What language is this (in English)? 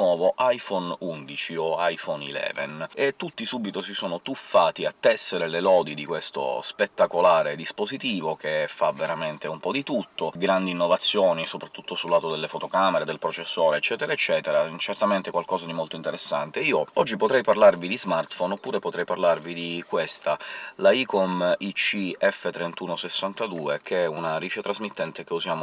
Italian